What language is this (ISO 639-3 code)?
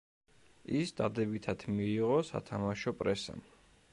kat